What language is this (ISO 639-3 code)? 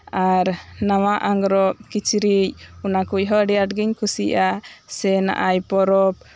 sat